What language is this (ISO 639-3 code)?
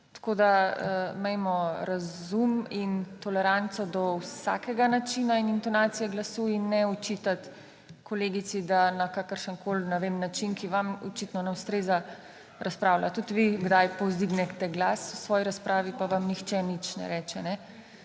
slv